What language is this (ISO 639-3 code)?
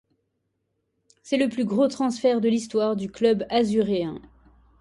fra